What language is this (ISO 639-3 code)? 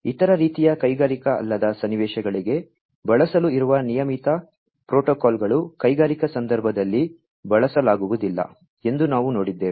kan